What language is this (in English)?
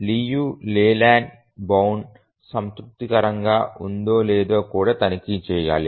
Telugu